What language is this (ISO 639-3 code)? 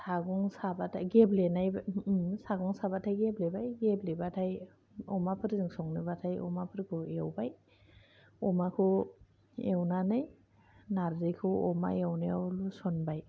brx